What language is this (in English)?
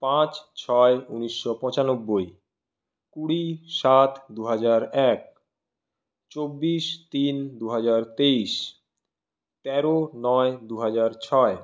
Bangla